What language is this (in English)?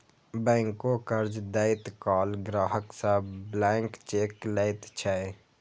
Maithili